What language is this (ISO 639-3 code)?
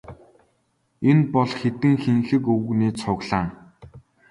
mon